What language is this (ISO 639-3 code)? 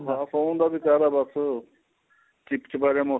pan